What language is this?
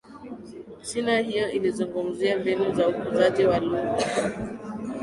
Swahili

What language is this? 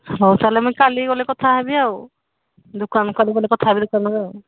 Odia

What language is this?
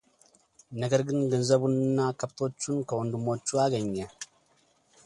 Amharic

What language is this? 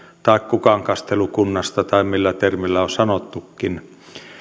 Finnish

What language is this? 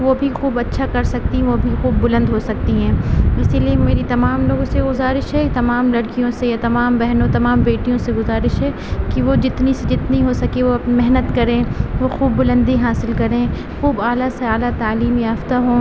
Urdu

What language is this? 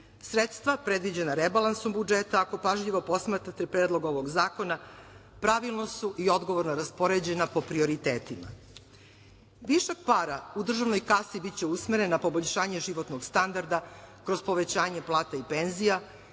Serbian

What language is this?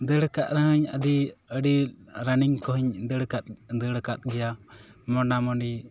Santali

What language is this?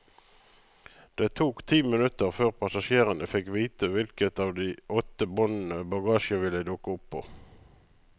Norwegian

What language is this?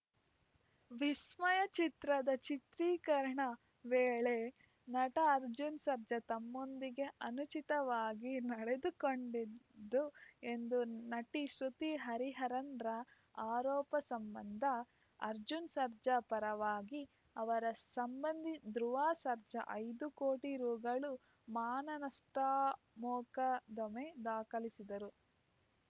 Kannada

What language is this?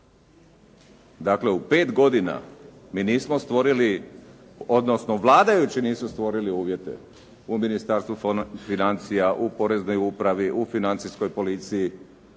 Croatian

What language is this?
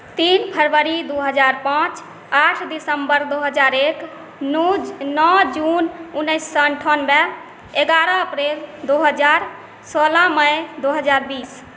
Maithili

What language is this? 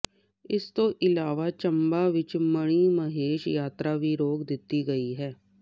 Punjabi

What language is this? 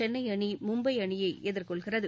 Tamil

